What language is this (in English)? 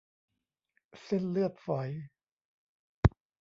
Thai